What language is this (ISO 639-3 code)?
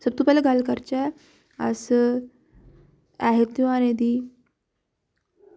doi